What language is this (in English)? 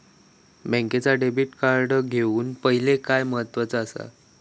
Marathi